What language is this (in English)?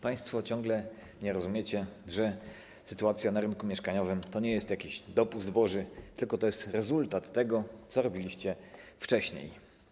Polish